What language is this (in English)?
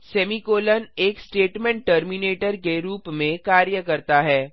Hindi